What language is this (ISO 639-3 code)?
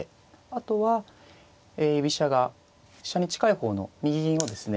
jpn